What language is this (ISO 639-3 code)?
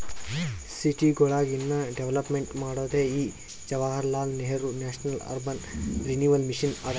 kan